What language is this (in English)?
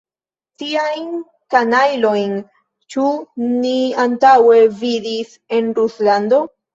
Esperanto